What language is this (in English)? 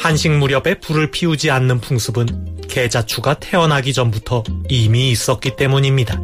Korean